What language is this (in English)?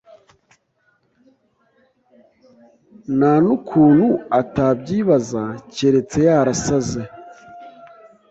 Kinyarwanda